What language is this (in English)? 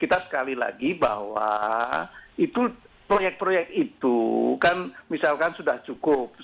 Indonesian